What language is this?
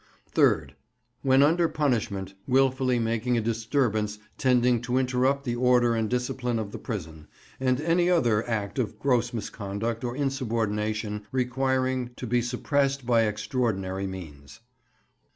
English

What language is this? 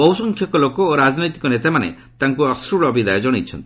Odia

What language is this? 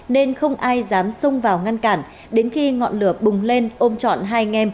Vietnamese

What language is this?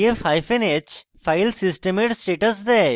Bangla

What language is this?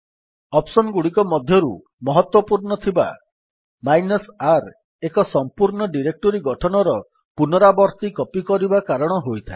Odia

